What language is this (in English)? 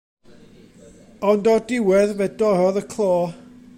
Welsh